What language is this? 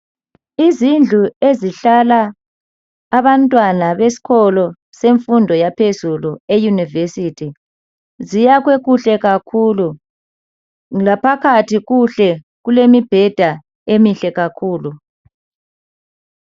North Ndebele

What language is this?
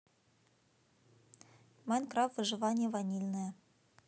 Russian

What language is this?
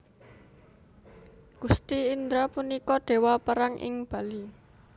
Javanese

